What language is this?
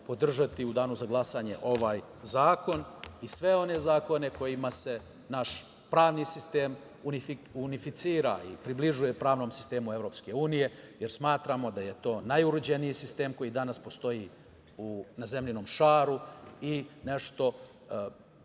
Serbian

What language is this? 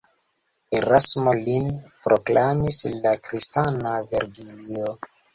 Esperanto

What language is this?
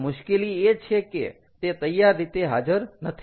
Gujarati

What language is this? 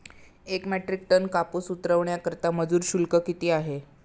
Marathi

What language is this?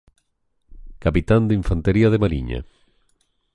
Galician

